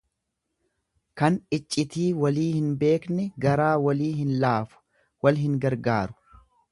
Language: Oromo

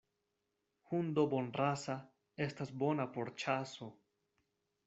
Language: Esperanto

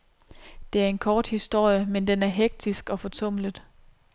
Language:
Danish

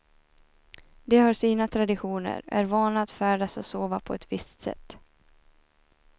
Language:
Swedish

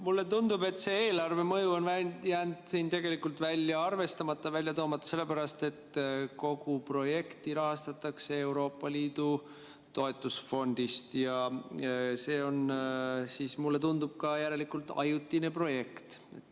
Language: Estonian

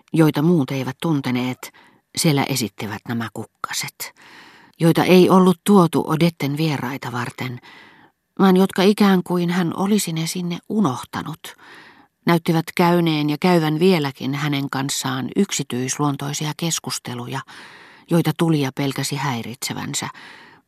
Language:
Finnish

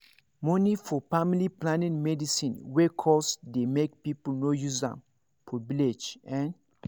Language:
Nigerian Pidgin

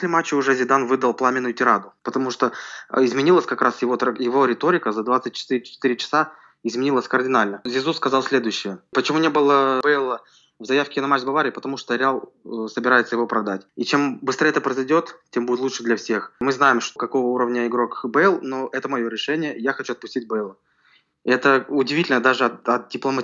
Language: Russian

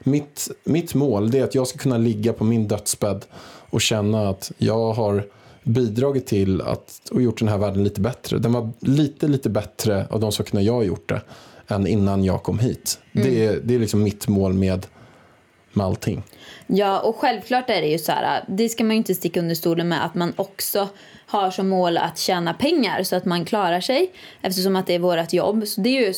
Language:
Swedish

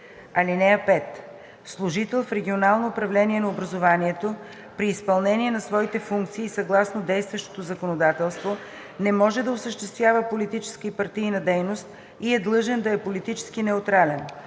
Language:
Bulgarian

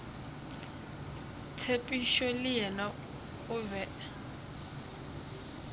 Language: Northern Sotho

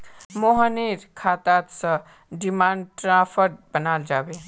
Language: Magahi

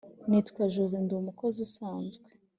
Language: Kinyarwanda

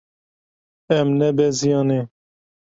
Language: Kurdish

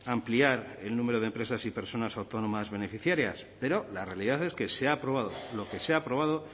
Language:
Spanish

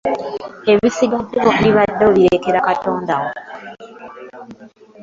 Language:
Ganda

